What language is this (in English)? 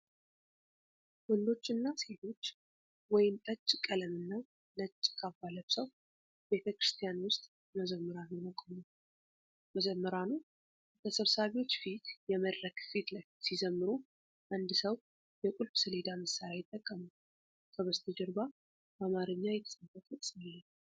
Amharic